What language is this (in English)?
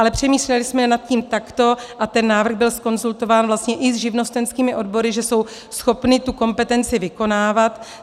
Czech